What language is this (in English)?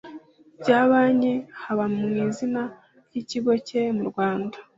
Kinyarwanda